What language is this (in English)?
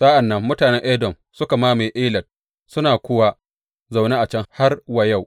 Hausa